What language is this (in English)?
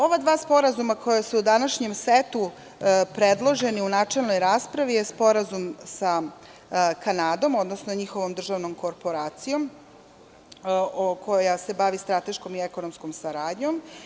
Serbian